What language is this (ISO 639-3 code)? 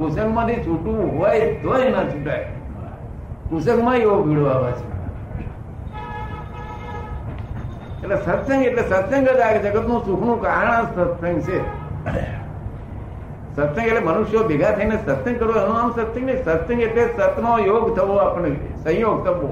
guj